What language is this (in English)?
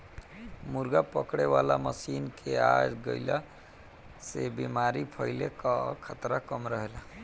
Bhojpuri